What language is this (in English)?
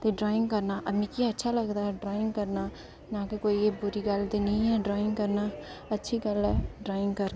Dogri